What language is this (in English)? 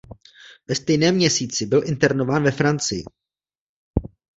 Czech